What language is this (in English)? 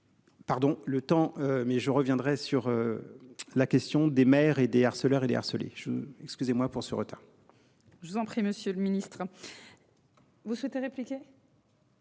French